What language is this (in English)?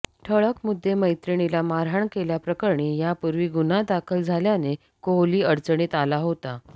Marathi